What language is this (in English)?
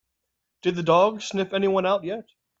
English